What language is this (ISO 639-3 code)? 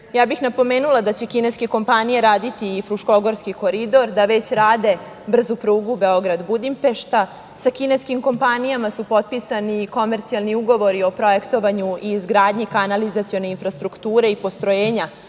srp